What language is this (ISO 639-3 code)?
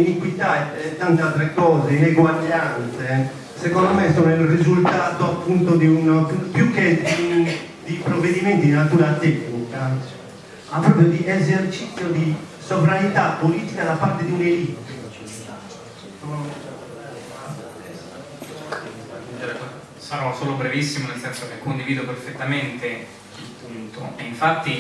ita